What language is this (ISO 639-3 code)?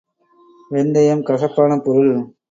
tam